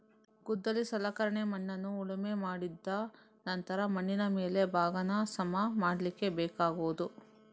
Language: Kannada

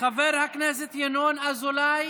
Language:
Hebrew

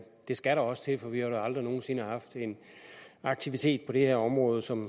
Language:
Danish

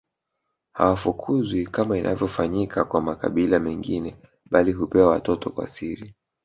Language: Swahili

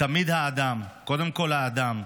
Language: Hebrew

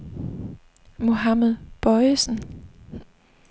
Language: Danish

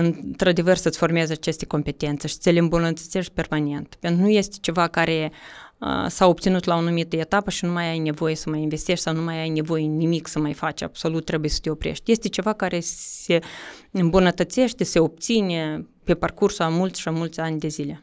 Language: Romanian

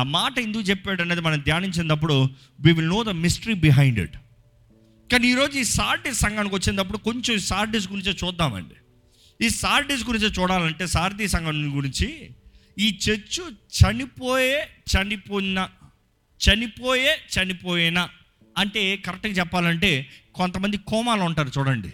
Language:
Telugu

